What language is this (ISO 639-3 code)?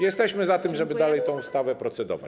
pol